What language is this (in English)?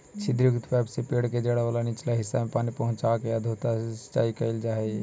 Magahi